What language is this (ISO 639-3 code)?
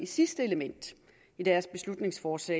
dan